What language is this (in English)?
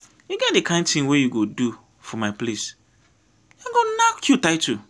Nigerian Pidgin